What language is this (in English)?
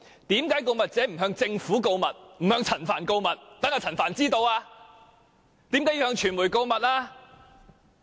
Cantonese